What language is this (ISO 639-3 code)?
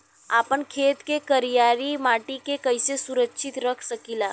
bho